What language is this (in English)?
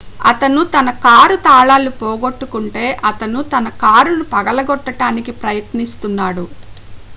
Telugu